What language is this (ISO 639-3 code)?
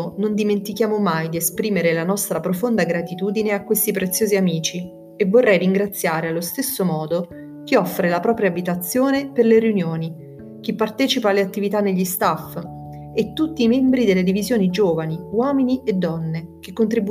ita